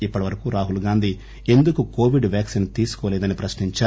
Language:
Telugu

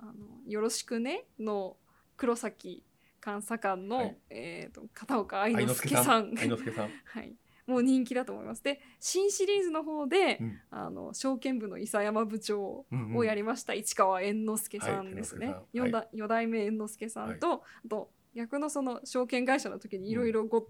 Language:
Japanese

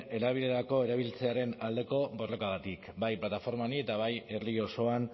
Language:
Basque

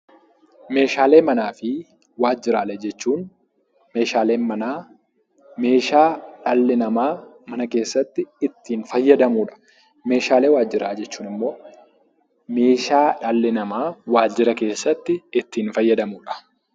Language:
Oromo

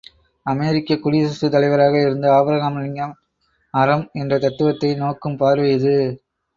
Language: Tamil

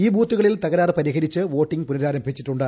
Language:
Malayalam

